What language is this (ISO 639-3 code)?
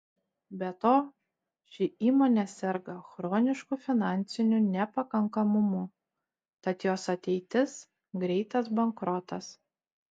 lit